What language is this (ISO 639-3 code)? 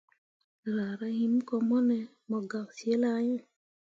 mua